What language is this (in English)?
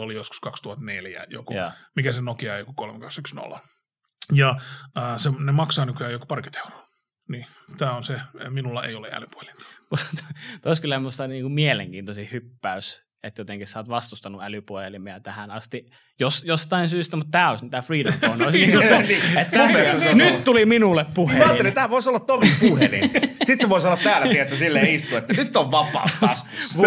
Finnish